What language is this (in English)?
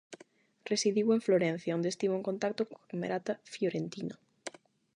Galician